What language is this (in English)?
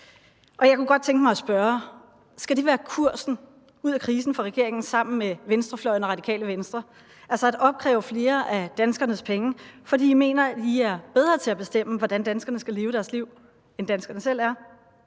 Danish